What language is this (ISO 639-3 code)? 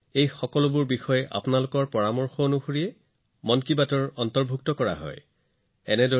asm